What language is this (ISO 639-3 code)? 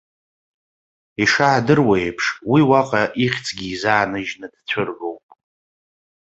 abk